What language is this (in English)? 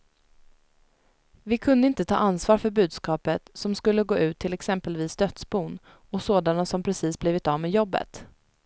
Swedish